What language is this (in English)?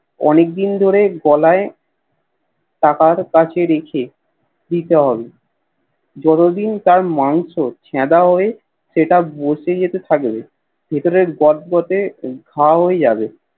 Bangla